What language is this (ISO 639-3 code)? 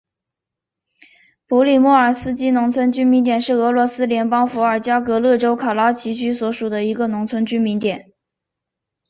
zho